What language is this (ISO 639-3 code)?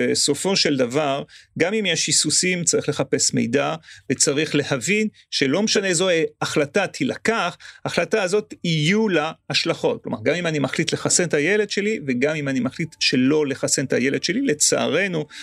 heb